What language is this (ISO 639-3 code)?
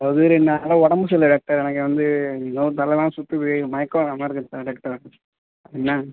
tam